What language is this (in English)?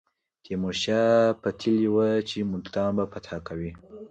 Pashto